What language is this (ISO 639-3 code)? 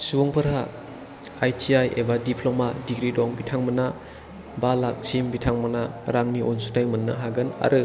brx